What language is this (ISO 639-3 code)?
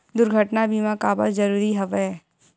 hne